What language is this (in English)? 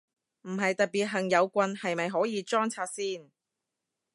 Cantonese